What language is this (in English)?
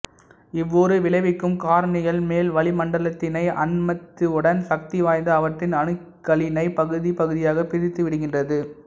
Tamil